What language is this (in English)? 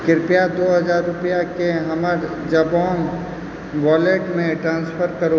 Maithili